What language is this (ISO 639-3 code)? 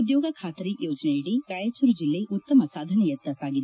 kan